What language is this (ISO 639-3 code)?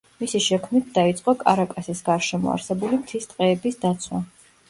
kat